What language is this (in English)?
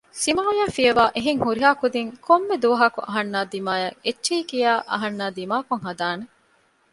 Divehi